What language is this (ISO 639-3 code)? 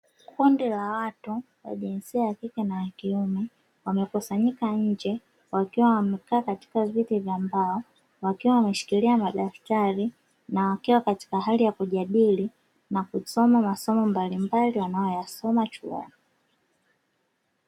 swa